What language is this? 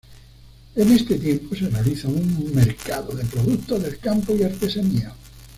Spanish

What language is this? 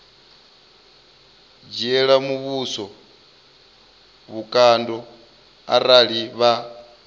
Venda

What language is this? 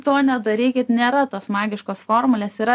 Lithuanian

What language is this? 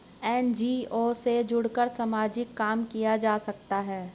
Hindi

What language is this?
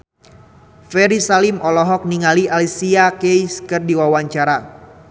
Sundanese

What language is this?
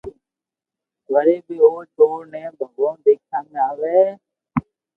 Loarki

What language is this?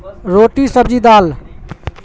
Urdu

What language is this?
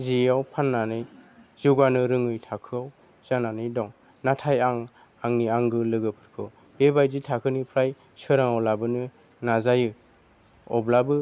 Bodo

